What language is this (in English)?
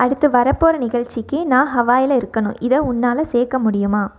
Tamil